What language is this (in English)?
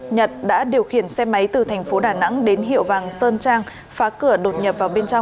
Vietnamese